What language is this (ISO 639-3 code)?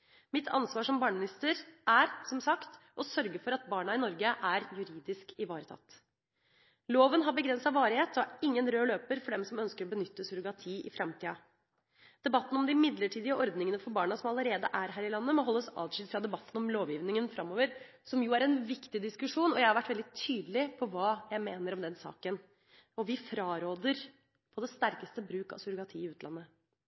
nob